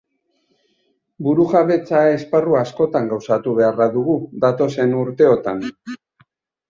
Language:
Basque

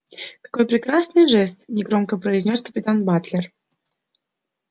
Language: Russian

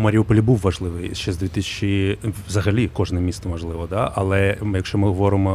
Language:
Ukrainian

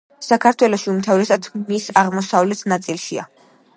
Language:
Georgian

